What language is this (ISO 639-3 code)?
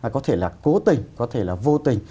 vie